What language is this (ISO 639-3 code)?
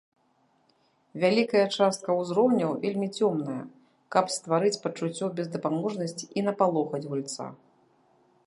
bel